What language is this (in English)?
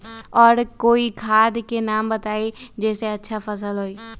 Magahi